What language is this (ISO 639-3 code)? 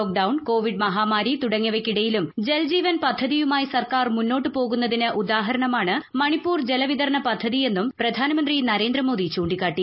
mal